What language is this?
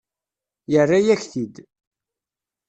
Kabyle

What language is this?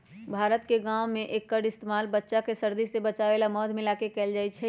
Magahi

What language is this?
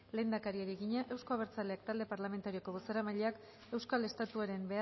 Basque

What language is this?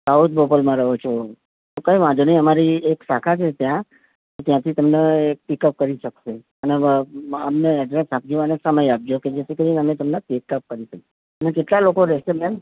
Gujarati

